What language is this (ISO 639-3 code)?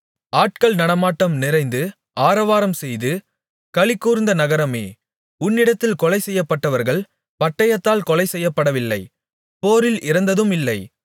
tam